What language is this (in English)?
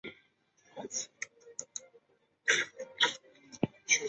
Chinese